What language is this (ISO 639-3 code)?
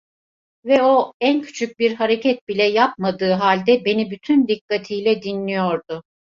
tur